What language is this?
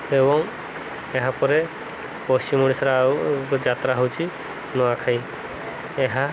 Odia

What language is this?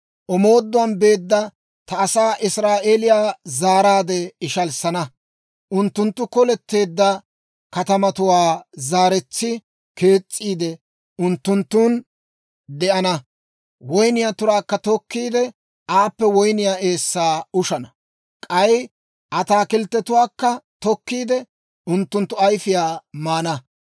Dawro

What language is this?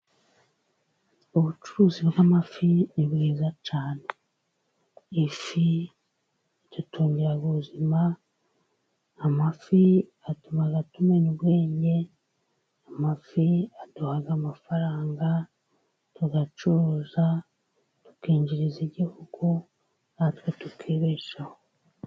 Kinyarwanda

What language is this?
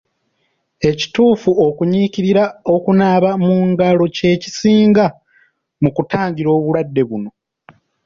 Ganda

